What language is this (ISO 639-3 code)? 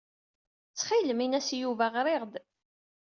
kab